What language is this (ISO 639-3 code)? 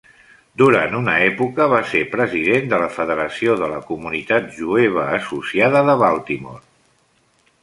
cat